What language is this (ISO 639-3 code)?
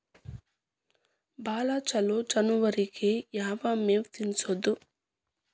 kan